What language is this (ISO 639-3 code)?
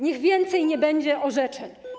pol